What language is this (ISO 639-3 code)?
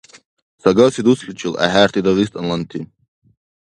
dar